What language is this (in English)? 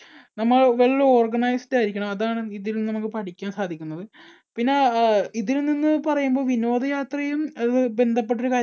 Malayalam